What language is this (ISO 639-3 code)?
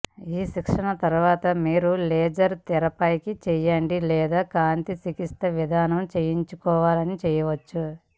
tel